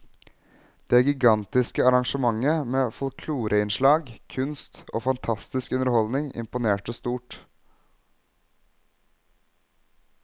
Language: Norwegian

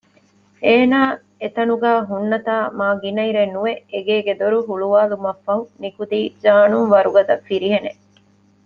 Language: Divehi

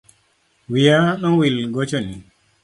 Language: Luo (Kenya and Tanzania)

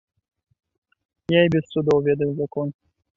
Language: Belarusian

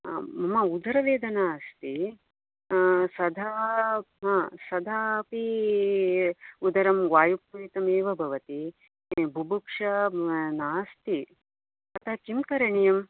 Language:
Sanskrit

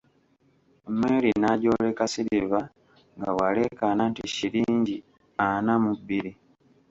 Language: Ganda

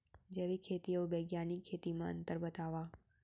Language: Chhattisgarhi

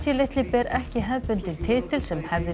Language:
Icelandic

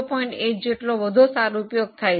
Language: Gujarati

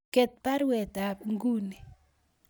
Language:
Kalenjin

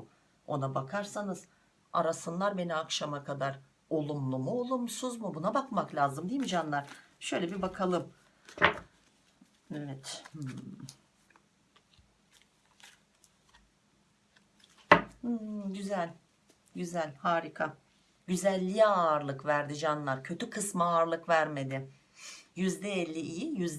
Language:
Turkish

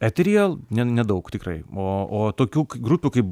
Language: Lithuanian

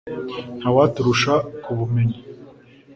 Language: Kinyarwanda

